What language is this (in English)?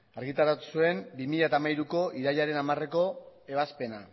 Basque